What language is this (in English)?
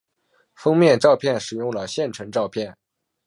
Chinese